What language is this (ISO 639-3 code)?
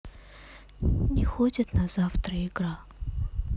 rus